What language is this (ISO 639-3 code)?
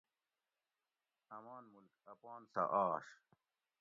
gwc